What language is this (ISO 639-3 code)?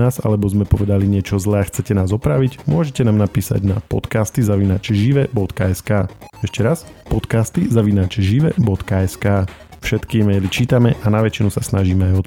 slk